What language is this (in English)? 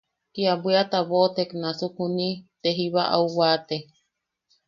Yaqui